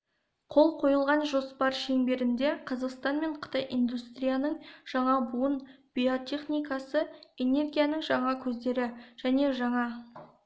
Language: Kazakh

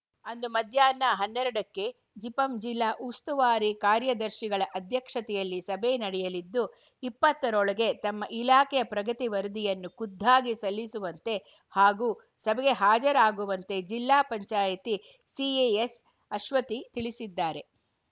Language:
Kannada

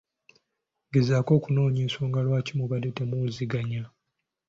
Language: Ganda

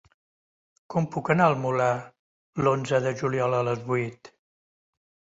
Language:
Catalan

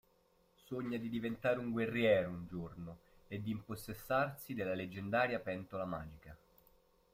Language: Italian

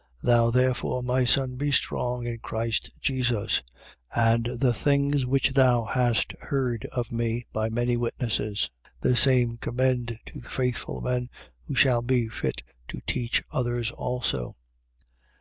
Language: English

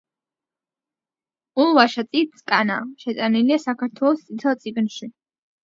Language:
Georgian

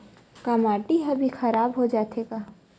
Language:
Chhattisgarhi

